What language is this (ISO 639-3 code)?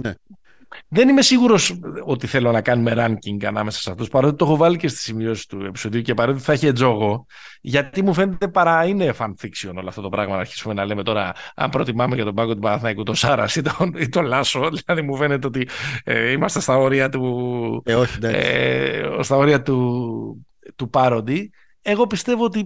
ell